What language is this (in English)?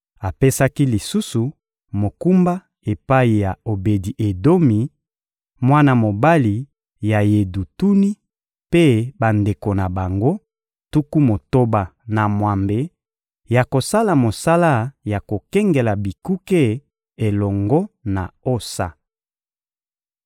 Lingala